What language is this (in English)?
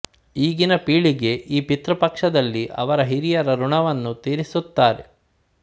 Kannada